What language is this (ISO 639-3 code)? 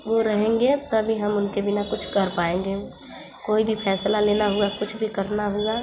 hin